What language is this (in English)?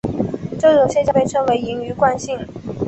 Chinese